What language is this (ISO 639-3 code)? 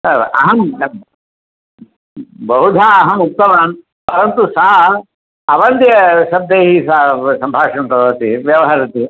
san